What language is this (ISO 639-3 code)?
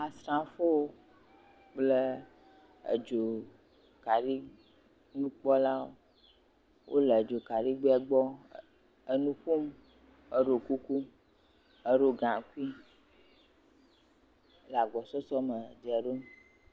ewe